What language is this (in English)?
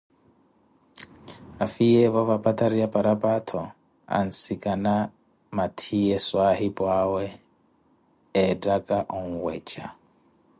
Koti